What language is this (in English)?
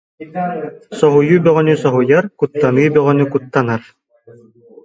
Yakut